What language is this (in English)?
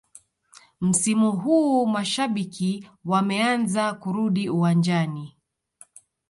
Swahili